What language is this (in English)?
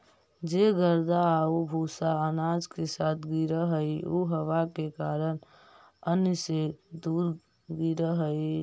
Magahi